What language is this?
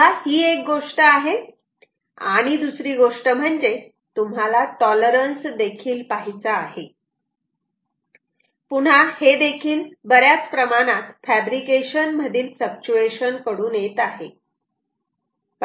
Marathi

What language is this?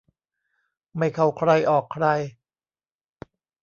Thai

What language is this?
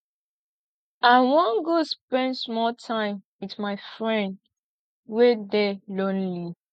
Nigerian Pidgin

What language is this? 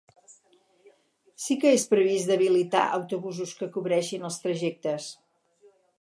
Catalan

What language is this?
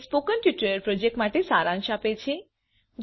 Gujarati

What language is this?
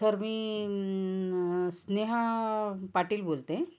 Marathi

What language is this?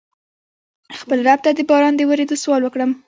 Pashto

